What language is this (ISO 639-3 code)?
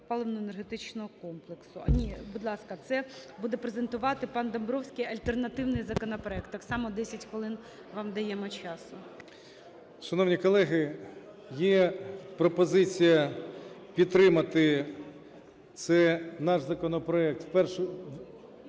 ukr